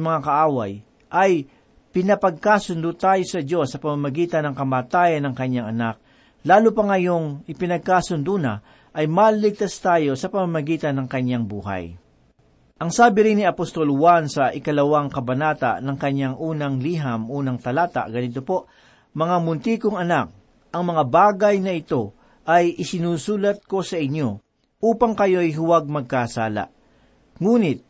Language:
Filipino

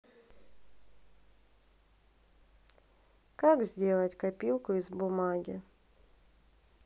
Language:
Russian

